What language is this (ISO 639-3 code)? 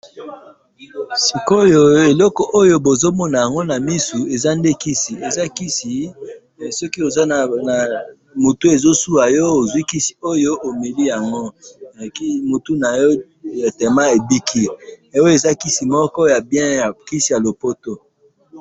lin